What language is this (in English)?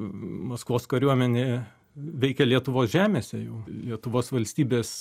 Lithuanian